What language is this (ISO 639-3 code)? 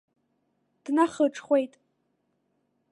abk